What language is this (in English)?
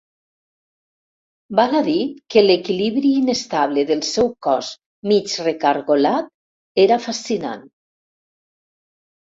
Catalan